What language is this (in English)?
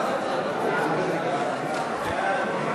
Hebrew